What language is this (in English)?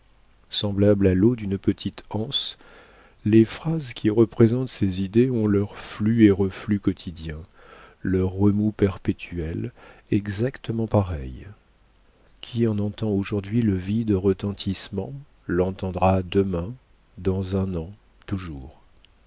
French